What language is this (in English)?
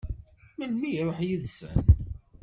Kabyle